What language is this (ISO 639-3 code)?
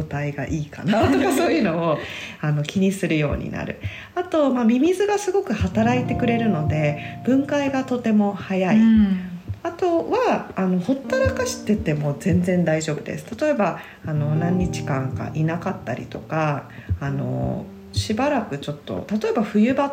jpn